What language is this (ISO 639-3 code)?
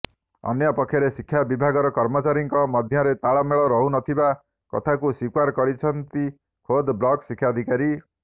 ori